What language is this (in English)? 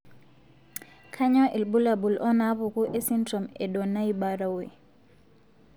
Masai